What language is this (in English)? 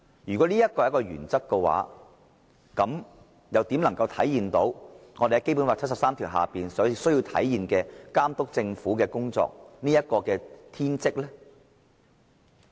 Cantonese